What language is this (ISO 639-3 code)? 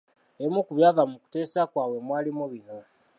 lug